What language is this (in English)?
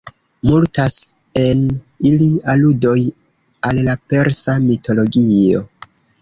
Esperanto